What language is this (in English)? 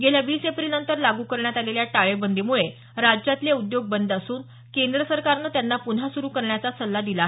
Marathi